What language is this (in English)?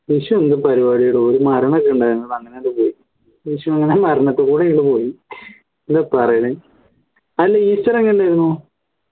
Malayalam